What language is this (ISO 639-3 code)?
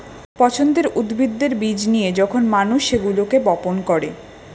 ben